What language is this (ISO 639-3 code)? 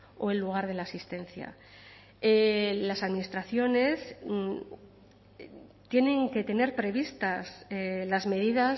spa